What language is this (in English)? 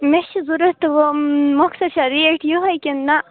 Kashmiri